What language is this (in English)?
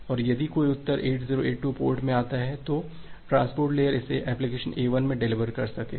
Hindi